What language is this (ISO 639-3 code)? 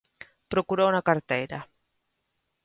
glg